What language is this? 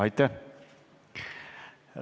Estonian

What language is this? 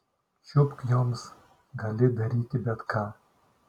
Lithuanian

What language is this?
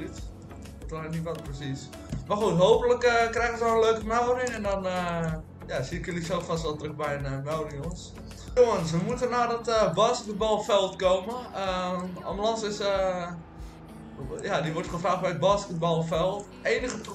Dutch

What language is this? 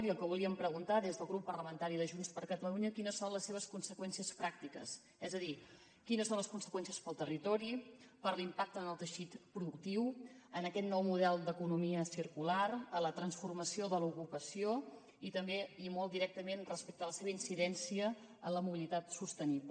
Catalan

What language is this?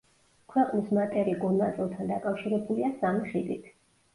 Georgian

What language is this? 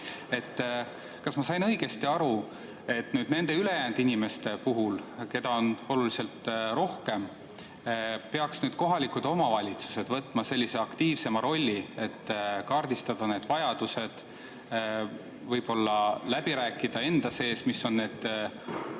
Estonian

